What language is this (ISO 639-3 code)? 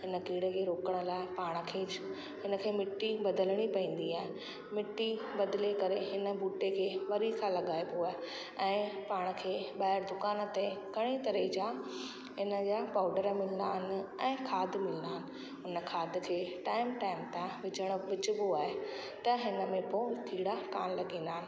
snd